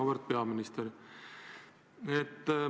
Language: Estonian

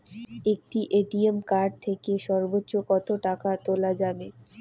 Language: Bangla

